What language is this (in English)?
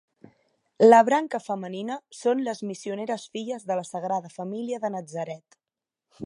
Catalan